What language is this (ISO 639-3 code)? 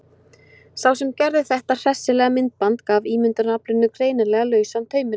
isl